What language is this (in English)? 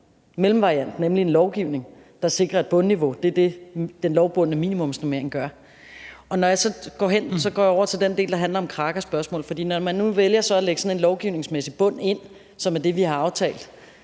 Danish